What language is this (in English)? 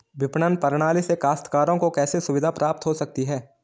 Hindi